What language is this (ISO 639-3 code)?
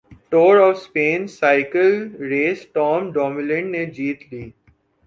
urd